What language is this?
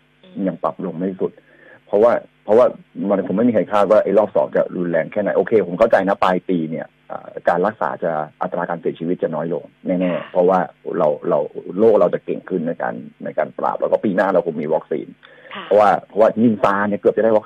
Thai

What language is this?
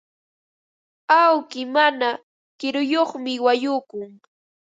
Ambo-Pasco Quechua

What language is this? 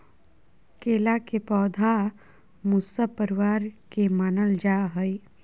Magahi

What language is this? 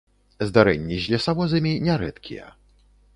Belarusian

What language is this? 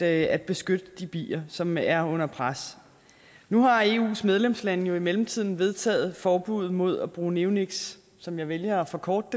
Danish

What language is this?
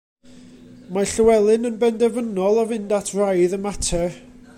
Welsh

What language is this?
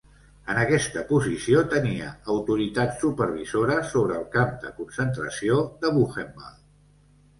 Catalan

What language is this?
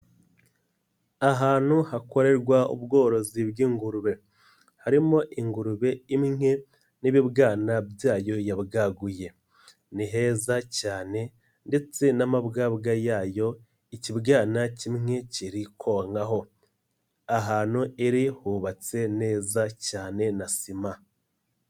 Kinyarwanda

